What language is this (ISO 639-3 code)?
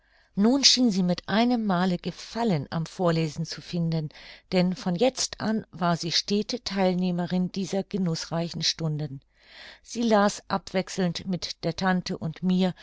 deu